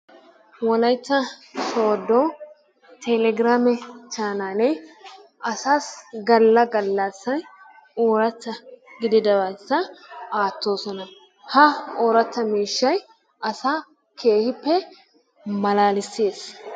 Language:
Wolaytta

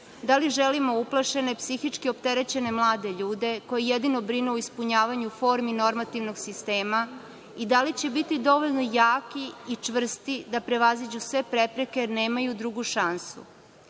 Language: Serbian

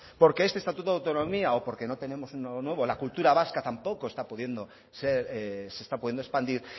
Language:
Spanish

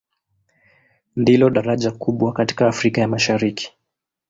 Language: Swahili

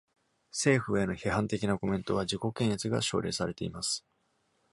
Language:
Japanese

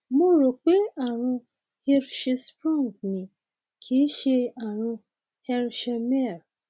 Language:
Yoruba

